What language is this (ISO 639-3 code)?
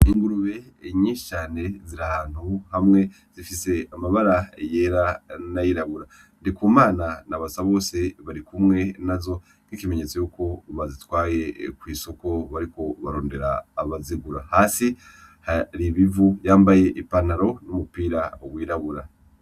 run